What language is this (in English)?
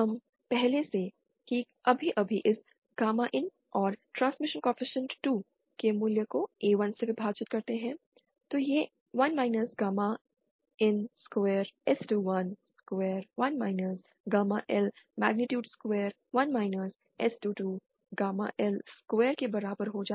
Hindi